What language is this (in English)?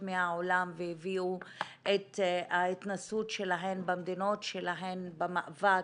Hebrew